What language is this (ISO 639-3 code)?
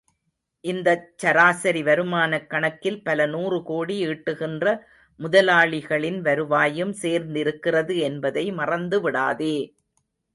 tam